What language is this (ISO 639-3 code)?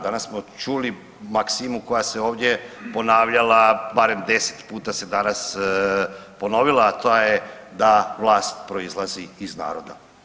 hrv